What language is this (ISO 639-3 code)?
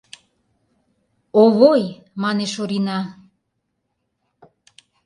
chm